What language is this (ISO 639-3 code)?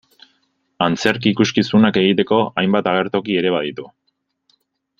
eus